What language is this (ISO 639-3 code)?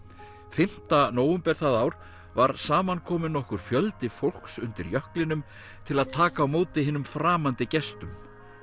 isl